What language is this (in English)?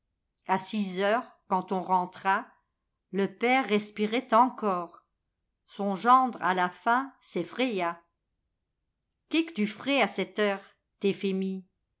French